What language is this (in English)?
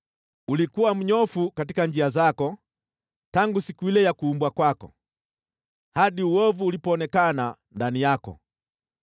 Swahili